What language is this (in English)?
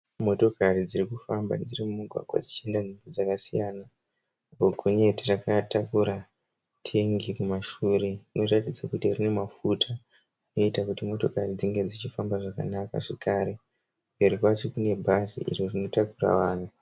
Shona